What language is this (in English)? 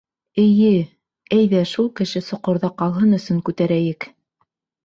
Bashkir